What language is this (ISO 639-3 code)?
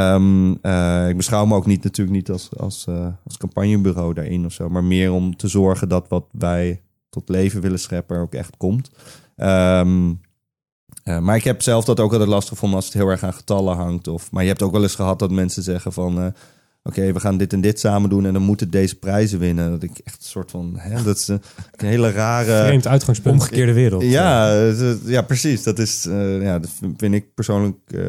nld